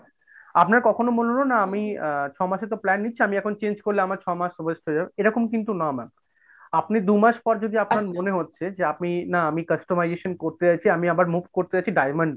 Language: Bangla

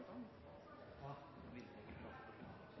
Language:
Norwegian Bokmål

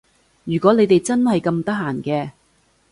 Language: Cantonese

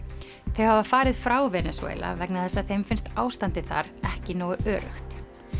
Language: Icelandic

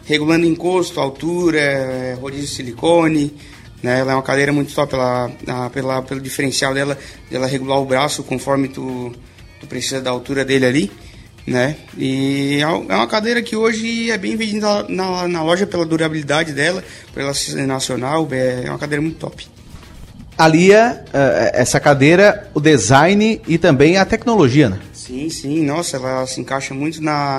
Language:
Portuguese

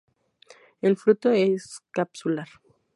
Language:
Spanish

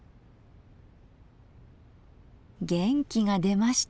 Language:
Japanese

